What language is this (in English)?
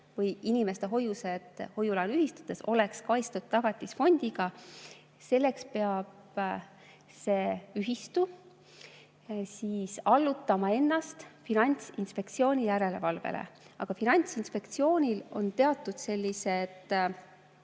Estonian